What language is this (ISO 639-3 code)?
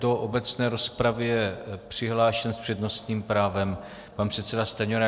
ces